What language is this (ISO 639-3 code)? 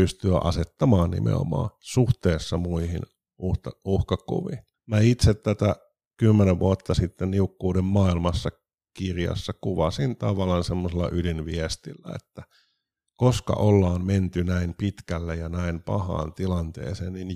fin